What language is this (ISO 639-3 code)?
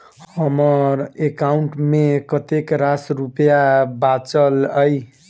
mai